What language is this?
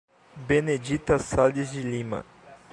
Portuguese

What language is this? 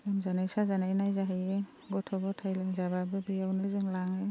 Bodo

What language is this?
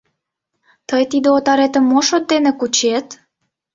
Mari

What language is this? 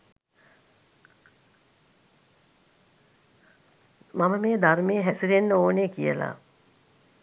Sinhala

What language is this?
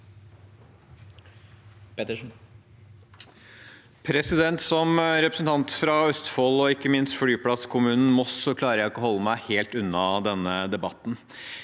Norwegian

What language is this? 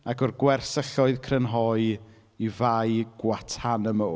Welsh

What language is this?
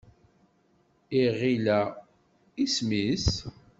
Kabyle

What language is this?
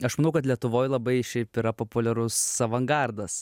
Lithuanian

